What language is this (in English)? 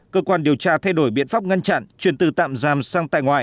Vietnamese